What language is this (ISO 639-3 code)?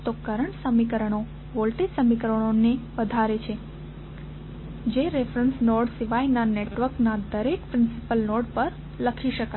guj